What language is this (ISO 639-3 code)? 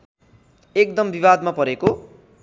nep